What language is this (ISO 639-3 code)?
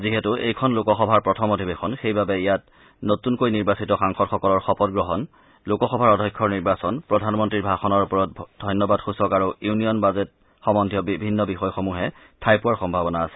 asm